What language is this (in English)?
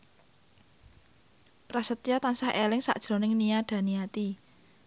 Javanese